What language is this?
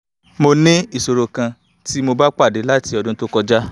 Yoruba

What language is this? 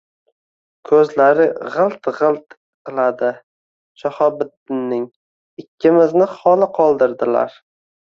Uzbek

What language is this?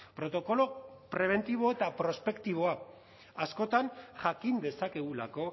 Basque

